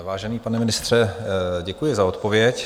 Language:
Czech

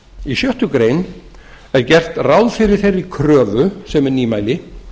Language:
Icelandic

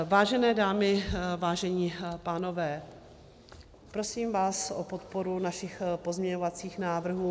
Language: Czech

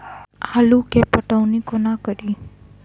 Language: Maithili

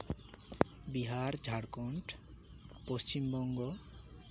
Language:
Santali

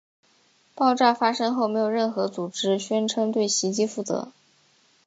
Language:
Chinese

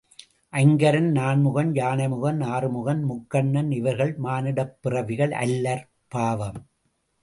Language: Tamil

